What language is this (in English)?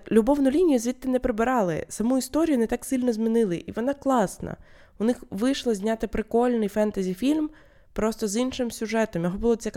Ukrainian